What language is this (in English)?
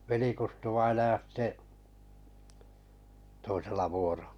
Finnish